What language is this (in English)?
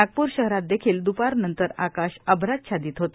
Marathi